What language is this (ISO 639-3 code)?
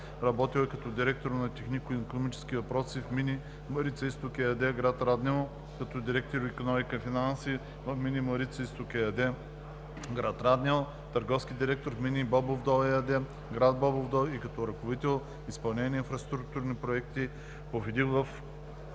bul